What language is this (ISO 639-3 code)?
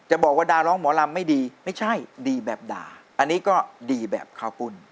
tha